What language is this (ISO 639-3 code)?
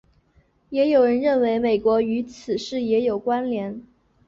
zho